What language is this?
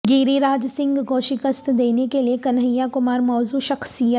Urdu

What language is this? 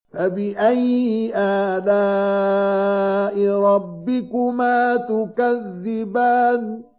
Arabic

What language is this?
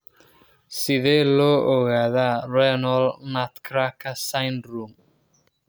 Somali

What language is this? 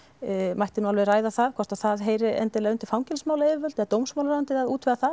Icelandic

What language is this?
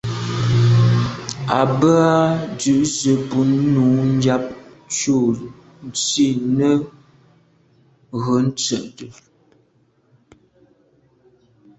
Medumba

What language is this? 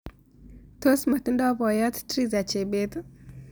Kalenjin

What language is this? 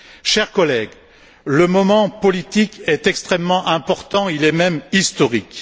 French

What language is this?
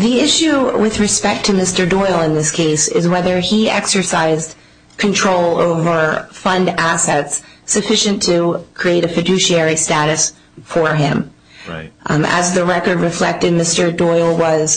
English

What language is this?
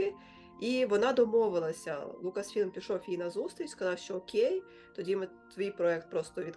Ukrainian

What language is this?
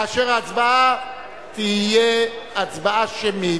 Hebrew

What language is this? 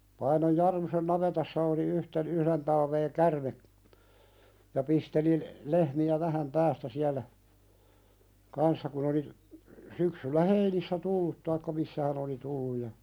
Finnish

